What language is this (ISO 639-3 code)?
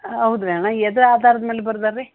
kan